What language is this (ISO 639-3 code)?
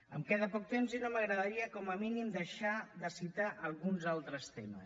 cat